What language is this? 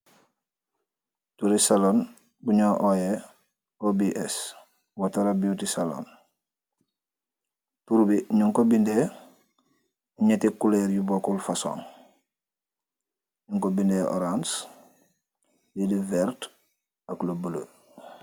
Wolof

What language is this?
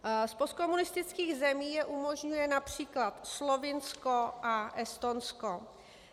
Czech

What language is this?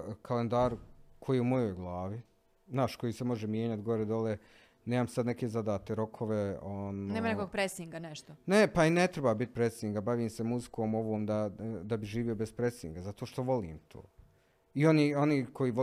Croatian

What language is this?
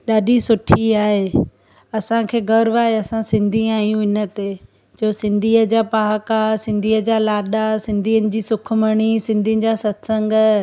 Sindhi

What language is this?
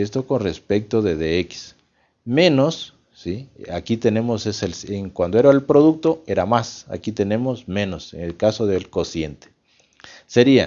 Spanish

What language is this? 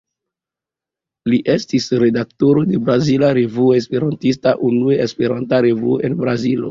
Esperanto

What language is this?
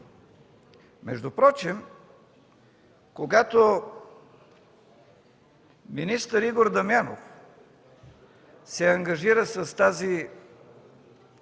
Bulgarian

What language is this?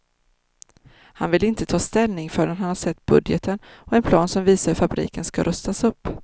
Swedish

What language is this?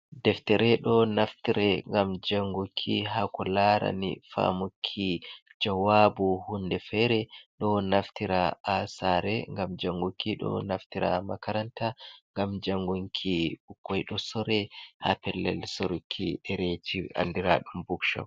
Fula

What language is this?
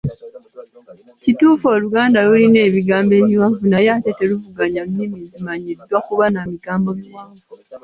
Ganda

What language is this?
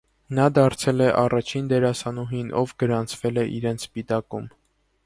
Armenian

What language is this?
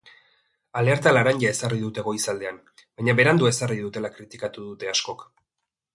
Basque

